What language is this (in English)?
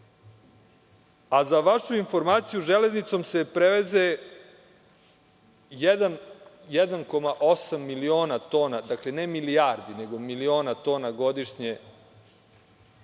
Serbian